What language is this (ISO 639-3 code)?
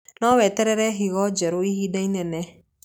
kik